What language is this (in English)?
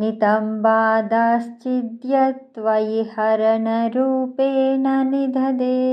Telugu